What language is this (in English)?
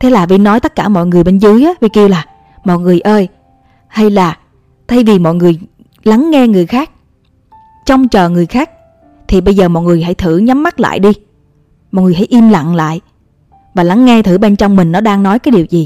Vietnamese